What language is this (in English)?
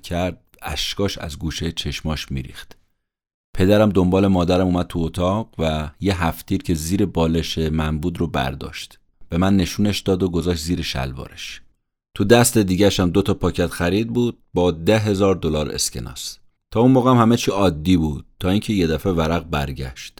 Persian